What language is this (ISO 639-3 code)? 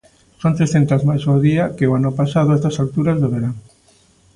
glg